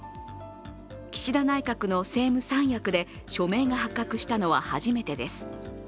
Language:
Japanese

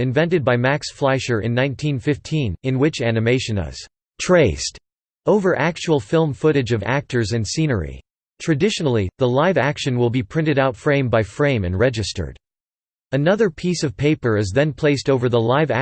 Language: English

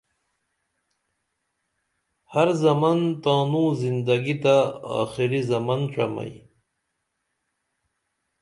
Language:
Dameli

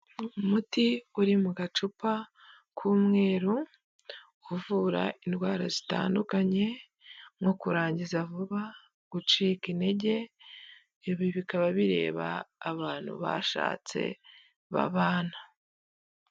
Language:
Kinyarwanda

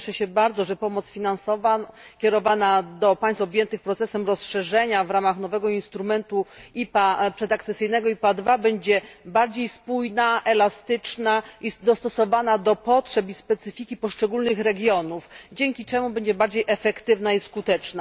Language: Polish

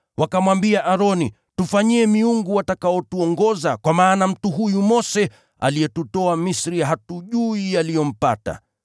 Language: Swahili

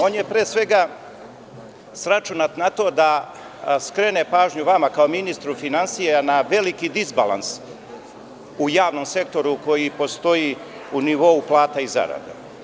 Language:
Serbian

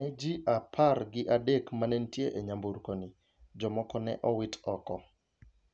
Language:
Luo (Kenya and Tanzania)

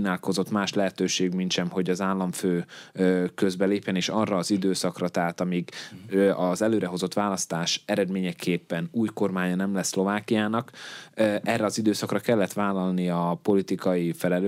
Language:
Hungarian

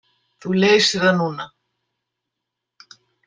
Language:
Icelandic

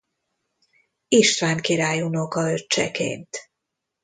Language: Hungarian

